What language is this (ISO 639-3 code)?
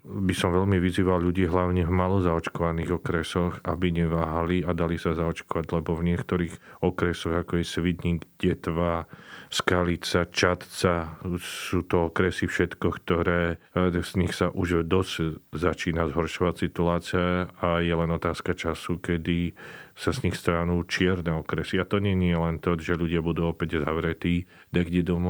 slk